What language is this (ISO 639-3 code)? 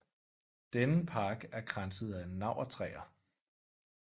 dan